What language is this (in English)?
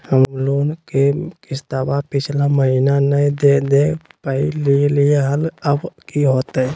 Magahi